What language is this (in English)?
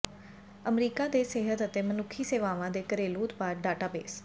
Punjabi